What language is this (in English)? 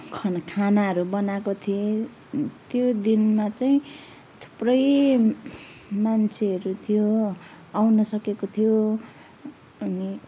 Nepali